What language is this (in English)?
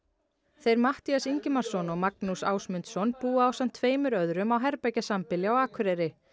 Icelandic